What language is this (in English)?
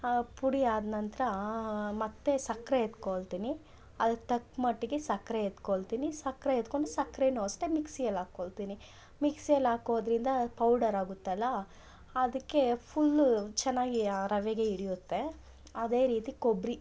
Kannada